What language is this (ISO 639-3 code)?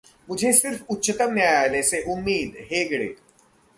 hin